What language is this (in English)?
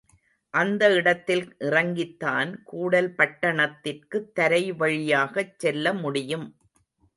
Tamil